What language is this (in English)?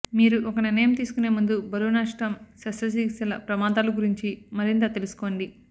Telugu